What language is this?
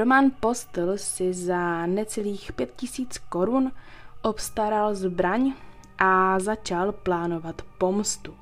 Czech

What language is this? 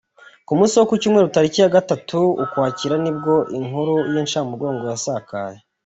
Kinyarwanda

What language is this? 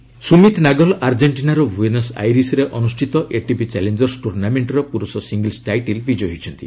Odia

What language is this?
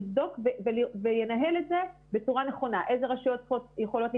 Hebrew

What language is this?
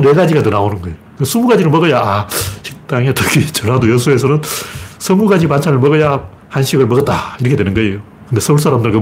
Korean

